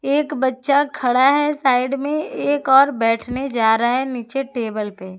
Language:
Hindi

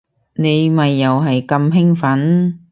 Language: Cantonese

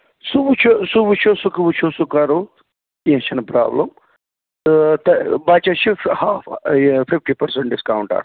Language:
Kashmiri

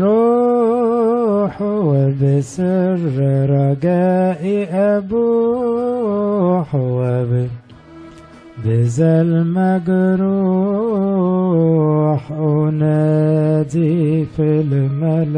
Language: Arabic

